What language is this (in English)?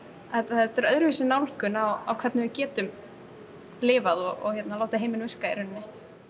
Icelandic